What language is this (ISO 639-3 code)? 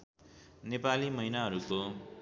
nep